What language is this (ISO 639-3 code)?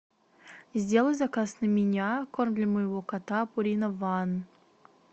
rus